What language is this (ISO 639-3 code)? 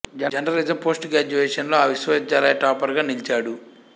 tel